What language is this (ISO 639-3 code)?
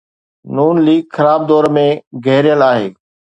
snd